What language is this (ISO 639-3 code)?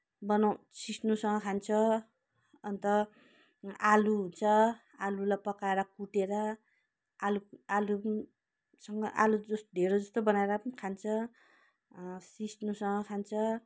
nep